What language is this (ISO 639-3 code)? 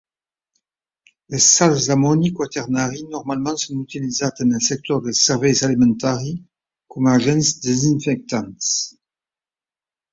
cat